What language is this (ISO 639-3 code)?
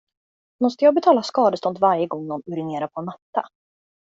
swe